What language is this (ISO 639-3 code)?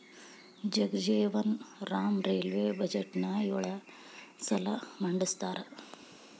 kan